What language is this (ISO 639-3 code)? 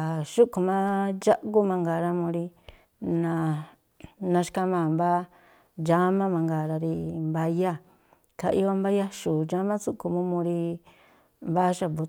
tpl